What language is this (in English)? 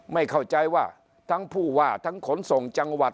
Thai